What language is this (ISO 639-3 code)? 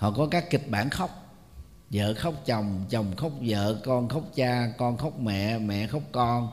vie